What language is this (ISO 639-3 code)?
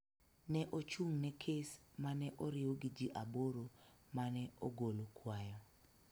luo